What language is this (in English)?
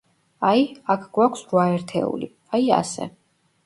Georgian